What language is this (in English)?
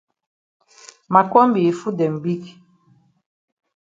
Cameroon Pidgin